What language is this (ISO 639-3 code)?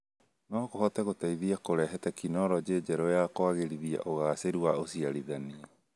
kik